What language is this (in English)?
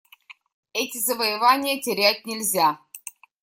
Russian